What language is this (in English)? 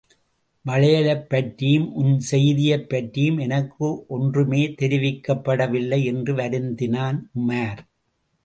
Tamil